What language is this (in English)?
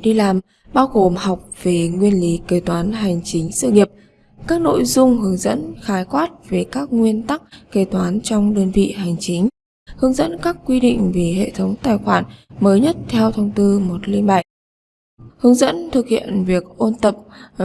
Vietnamese